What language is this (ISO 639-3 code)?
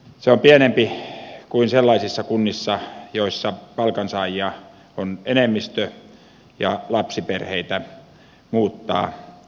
fin